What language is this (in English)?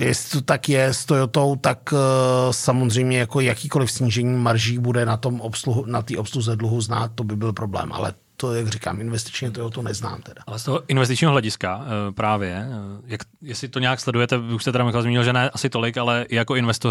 Czech